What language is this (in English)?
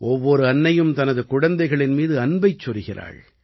Tamil